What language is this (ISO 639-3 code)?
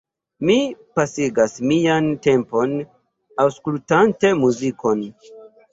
epo